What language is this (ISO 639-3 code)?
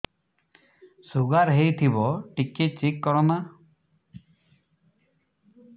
ori